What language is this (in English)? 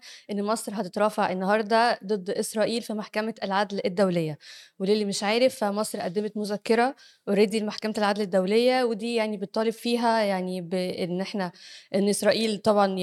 Arabic